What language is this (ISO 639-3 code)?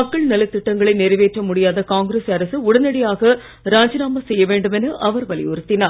tam